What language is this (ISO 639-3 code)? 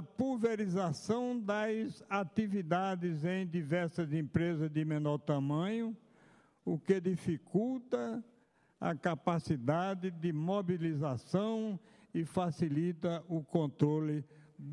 por